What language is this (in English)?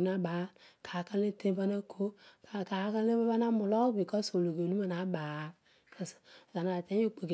Odual